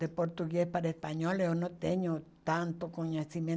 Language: Portuguese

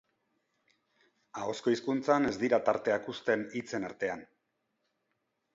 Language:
Basque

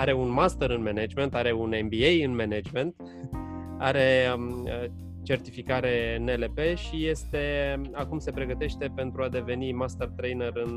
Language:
Romanian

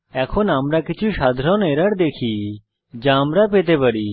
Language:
Bangla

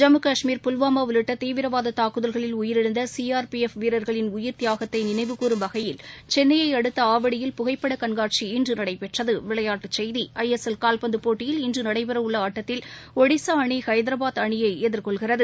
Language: Tamil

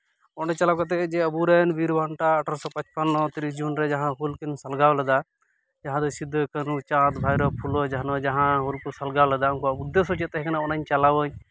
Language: Santali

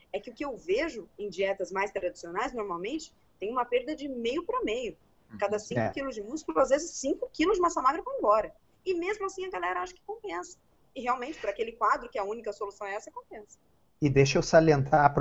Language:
Portuguese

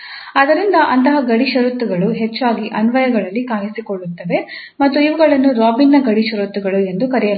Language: Kannada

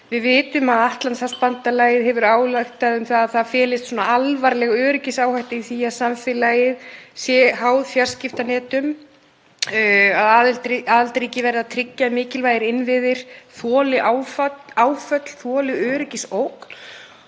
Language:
Icelandic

